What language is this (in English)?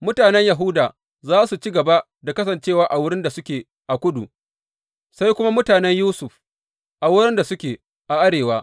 Hausa